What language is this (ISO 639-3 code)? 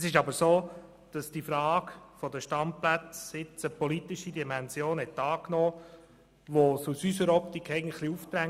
gsw